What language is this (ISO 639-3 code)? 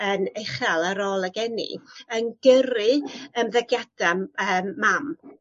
cym